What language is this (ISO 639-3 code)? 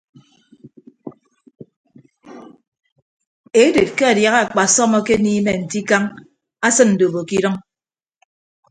ibb